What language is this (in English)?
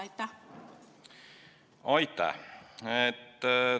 Estonian